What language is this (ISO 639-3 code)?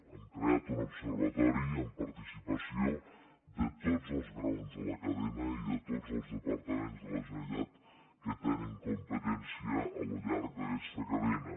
cat